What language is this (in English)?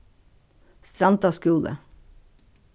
Faroese